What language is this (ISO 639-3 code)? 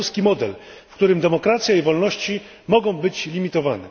pol